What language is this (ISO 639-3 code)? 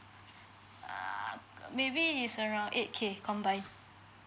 eng